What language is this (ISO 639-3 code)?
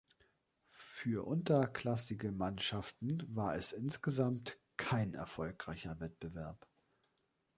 deu